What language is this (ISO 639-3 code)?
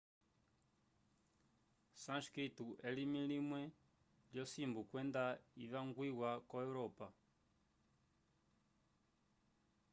umb